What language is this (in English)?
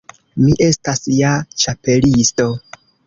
Esperanto